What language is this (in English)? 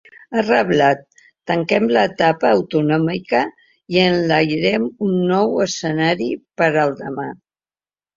Catalan